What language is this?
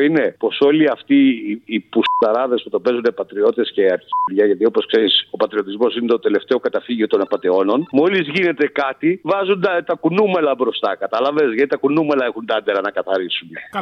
Greek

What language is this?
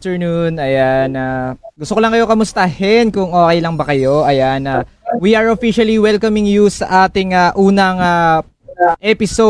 Filipino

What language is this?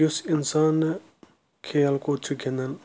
Kashmiri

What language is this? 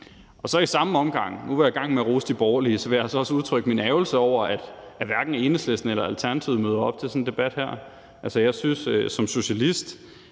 Danish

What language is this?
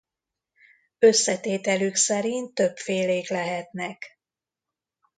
Hungarian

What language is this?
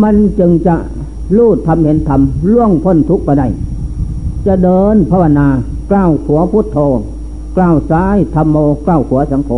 Thai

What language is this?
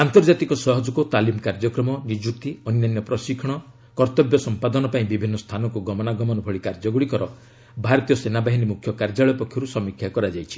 Odia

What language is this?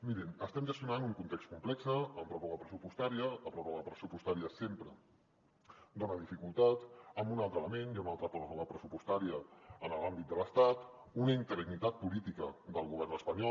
Catalan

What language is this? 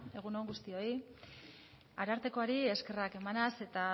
Basque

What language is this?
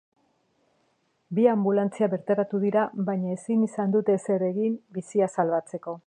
Basque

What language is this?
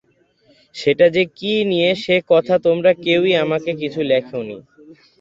Bangla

